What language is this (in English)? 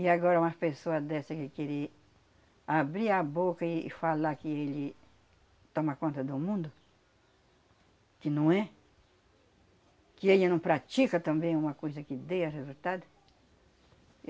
Portuguese